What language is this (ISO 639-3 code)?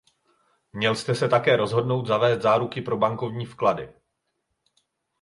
ces